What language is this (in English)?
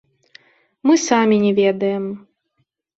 Belarusian